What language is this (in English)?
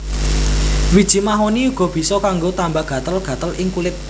Javanese